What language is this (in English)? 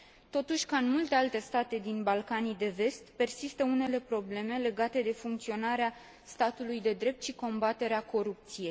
Romanian